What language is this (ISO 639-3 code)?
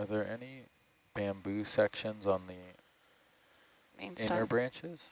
eng